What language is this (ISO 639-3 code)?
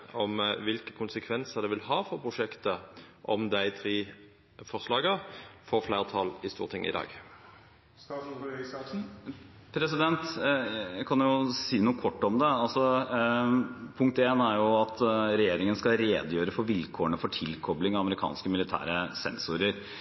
nor